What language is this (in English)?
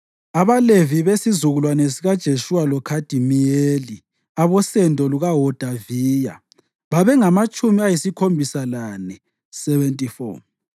North Ndebele